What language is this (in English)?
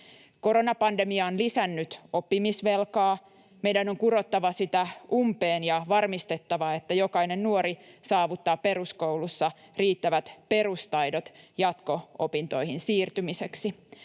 Finnish